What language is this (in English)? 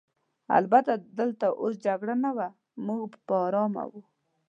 Pashto